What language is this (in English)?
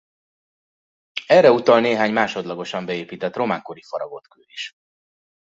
Hungarian